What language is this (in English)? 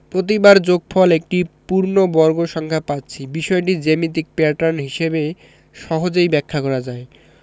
Bangla